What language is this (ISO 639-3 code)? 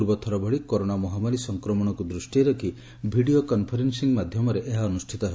ori